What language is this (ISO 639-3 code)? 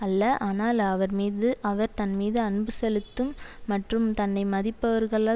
tam